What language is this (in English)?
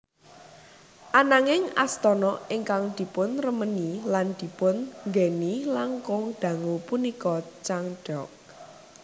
Javanese